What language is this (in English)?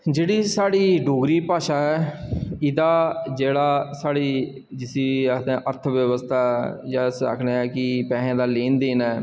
Dogri